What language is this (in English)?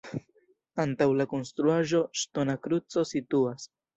Esperanto